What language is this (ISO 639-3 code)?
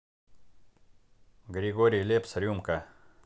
rus